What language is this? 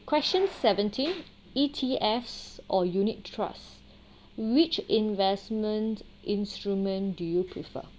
English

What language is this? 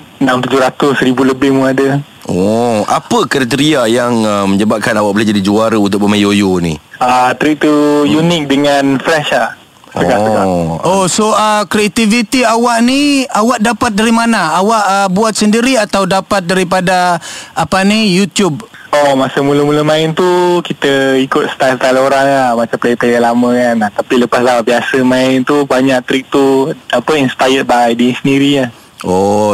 Malay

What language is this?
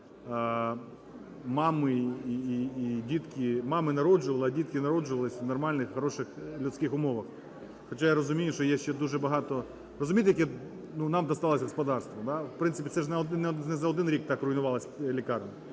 Ukrainian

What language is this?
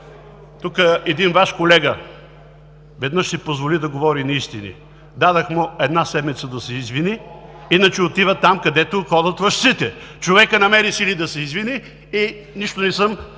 Bulgarian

